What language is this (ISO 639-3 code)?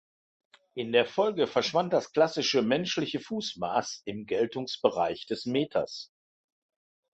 deu